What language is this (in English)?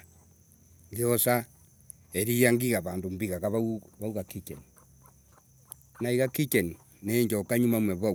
Embu